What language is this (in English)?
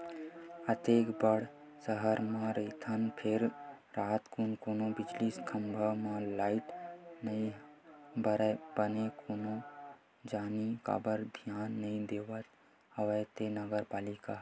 Chhattisgarhi